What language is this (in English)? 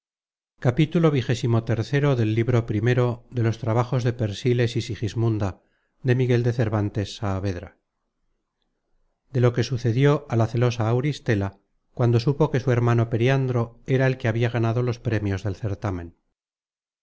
Spanish